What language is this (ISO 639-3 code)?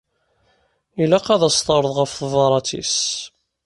kab